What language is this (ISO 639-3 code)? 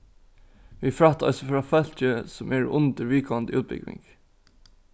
fao